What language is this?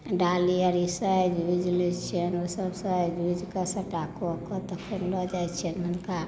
Maithili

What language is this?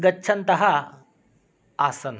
Sanskrit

